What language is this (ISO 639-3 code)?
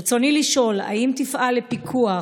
heb